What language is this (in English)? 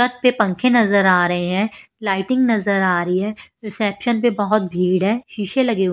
Hindi